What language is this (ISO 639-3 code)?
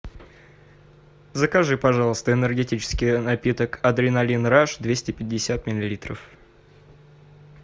rus